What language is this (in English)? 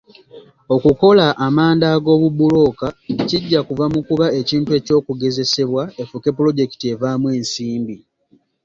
Ganda